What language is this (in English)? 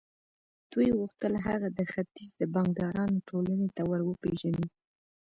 Pashto